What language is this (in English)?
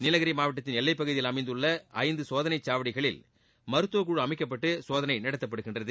Tamil